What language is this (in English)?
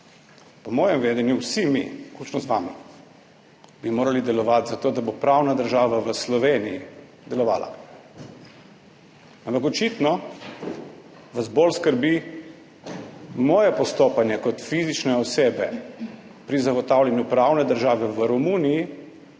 Slovenian